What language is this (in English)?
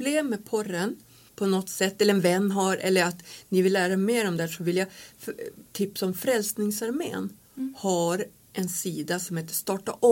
Swedish